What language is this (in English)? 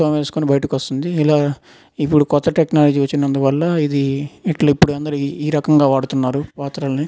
Telugu